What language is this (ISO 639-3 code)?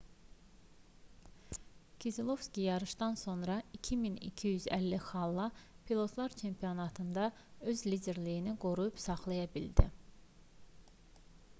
aze